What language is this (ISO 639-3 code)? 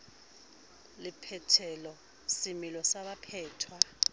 sot